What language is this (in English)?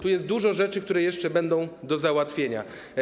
Polish